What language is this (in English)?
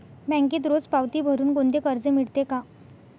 Marathi